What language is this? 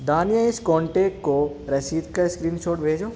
Urdu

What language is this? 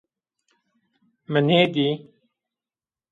Zaza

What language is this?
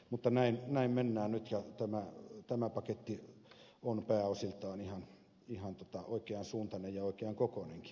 Finnish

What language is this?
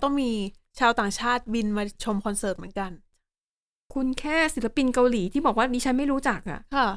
Thai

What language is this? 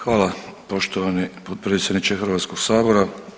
Croatian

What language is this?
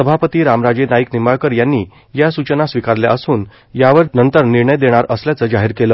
Marathi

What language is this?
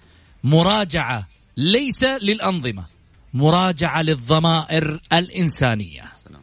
Arabic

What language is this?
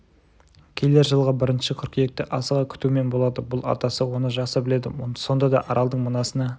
Kazakh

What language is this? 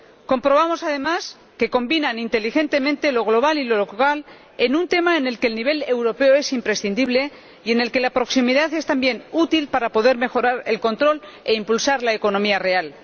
Spanish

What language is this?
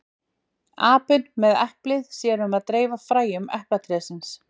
Icelandic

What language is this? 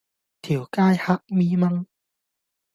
Cantonese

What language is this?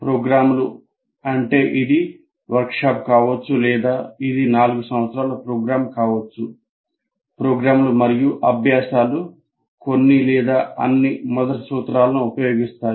Telugu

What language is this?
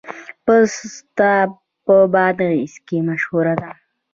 Pashto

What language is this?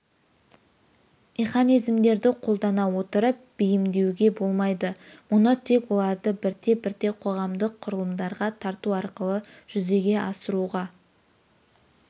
Kazakh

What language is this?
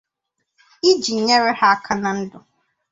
Igbo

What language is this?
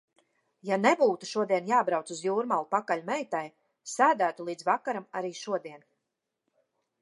Latvian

